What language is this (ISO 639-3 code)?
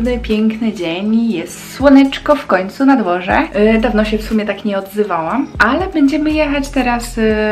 pol